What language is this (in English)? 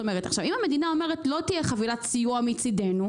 Hebrew